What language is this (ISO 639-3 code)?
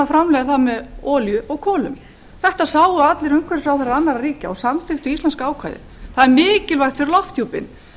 isl